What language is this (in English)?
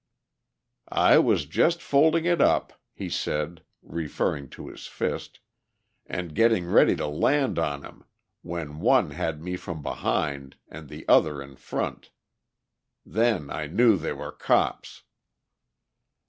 English